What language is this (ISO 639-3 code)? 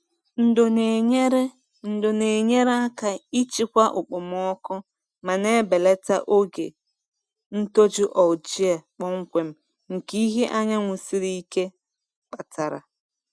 ibo